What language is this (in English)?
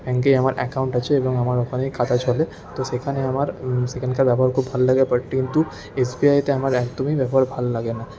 Bangla